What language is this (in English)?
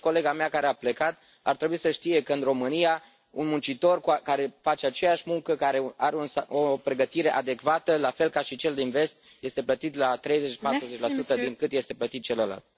Romanian